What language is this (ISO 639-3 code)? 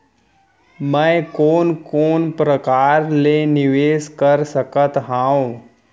hne